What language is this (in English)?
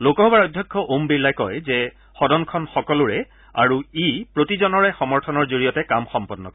Assamese